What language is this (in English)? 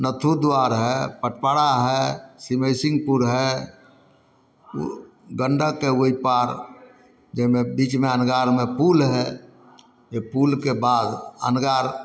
Maithili